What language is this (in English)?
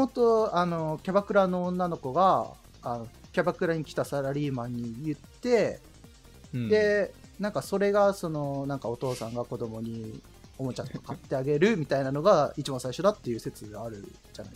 Japanese